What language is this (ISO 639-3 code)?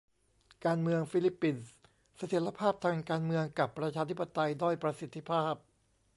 tha